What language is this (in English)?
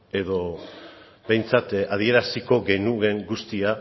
Basque